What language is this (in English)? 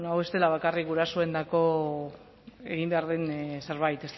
Basque